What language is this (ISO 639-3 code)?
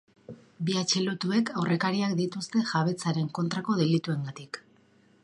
eus